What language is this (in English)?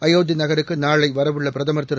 Tamil